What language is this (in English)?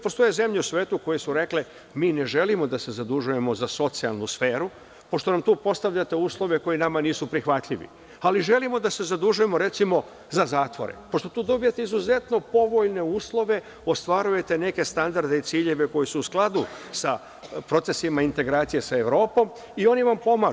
Serbian